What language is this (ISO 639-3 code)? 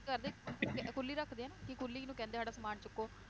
pan